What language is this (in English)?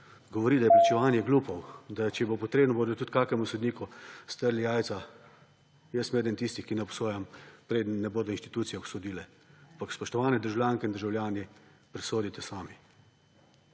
Slovenian